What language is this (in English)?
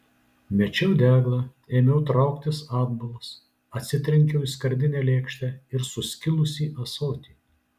Lithuanian